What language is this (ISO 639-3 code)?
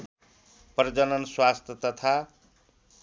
nep